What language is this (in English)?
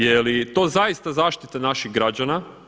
Croatian